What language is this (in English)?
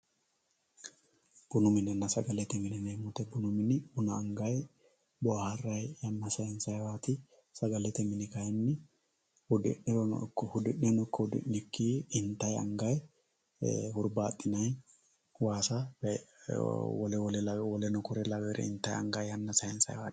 Sidamo